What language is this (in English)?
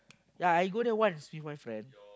English